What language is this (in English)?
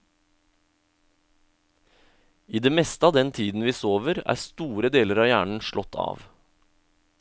Norwegian